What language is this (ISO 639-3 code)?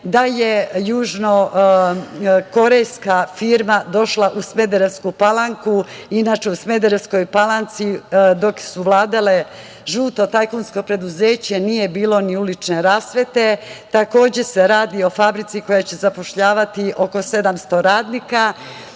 srp